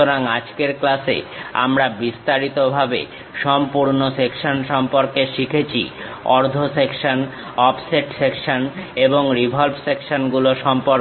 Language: Bangla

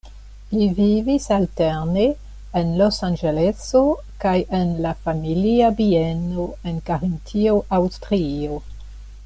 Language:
Esperanto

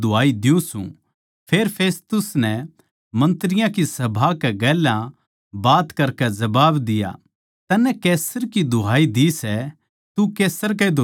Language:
Haryanvi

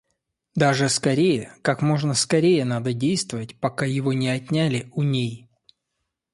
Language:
Russian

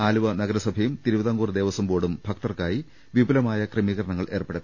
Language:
Malayalam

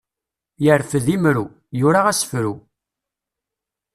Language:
Kabyle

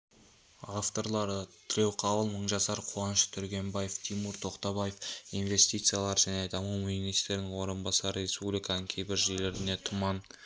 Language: Kazakh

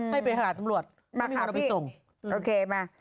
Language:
Thai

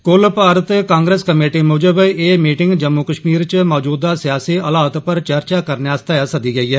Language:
Dogri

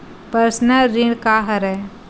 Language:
Chhattisgarhi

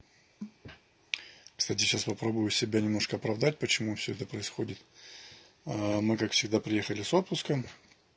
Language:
Russian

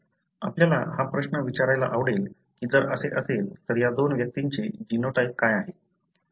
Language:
Marathi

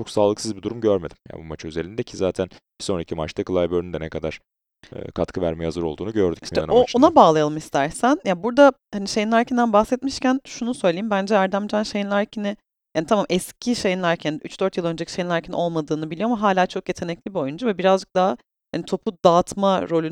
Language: Turkish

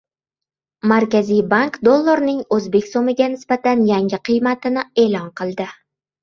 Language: Uzbek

